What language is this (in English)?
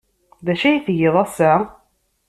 Kabyle